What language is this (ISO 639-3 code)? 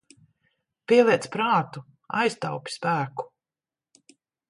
lav